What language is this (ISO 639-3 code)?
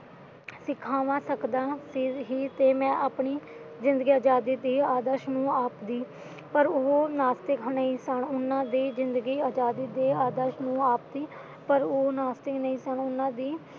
pan